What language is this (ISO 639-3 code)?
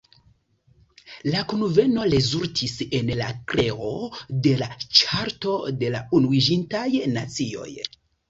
epo